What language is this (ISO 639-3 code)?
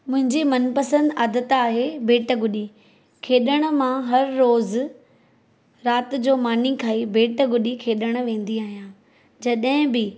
snd